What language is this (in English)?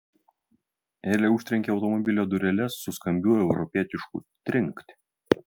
Lithuanian